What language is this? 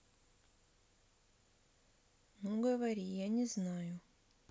Russian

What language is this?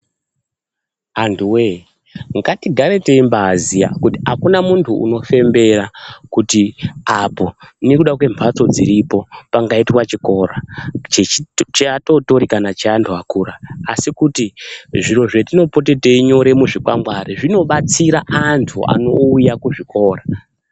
Ndau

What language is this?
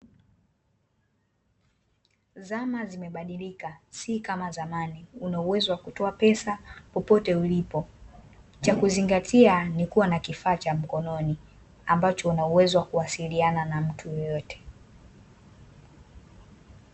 Swahili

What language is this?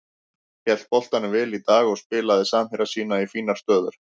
Icelandic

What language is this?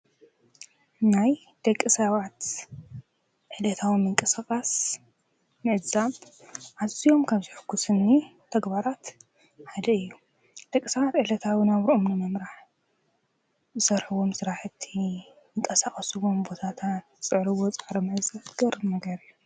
Tigrinya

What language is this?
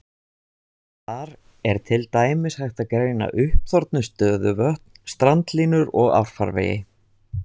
Icelandic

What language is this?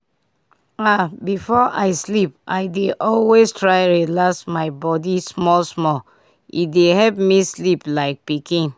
Nigerian Pidgin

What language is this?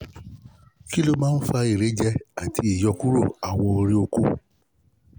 Yoruba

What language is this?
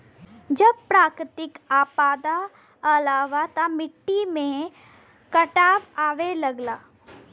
Bhojpuri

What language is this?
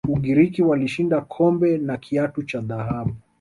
Swahili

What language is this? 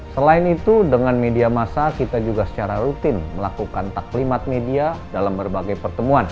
Indonesian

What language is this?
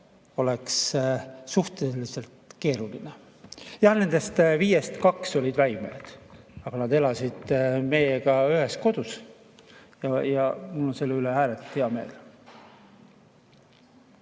Estonian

